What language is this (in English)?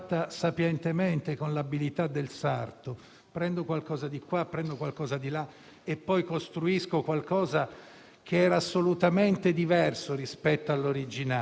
Italian